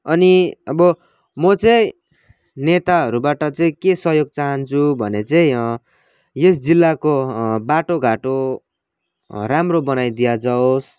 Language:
Nepali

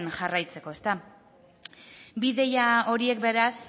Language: Basque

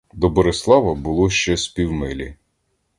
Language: Ukrainian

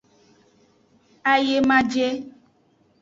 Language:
Aja (Benin)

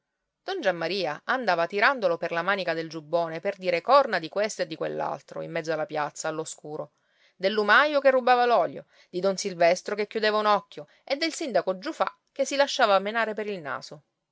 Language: Italian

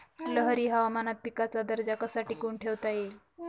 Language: Marathi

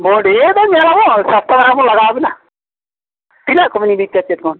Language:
Santali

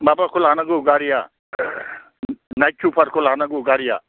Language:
Bodo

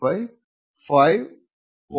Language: Malayalam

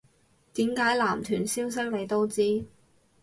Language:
Cantonese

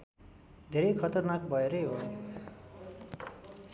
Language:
Nepali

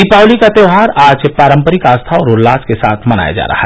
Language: Hindi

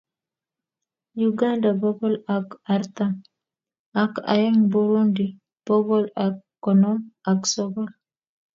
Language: Kalenjin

